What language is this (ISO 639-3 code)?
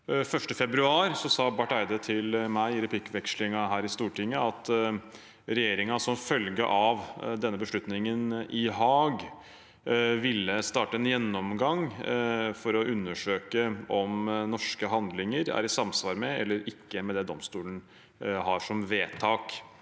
nor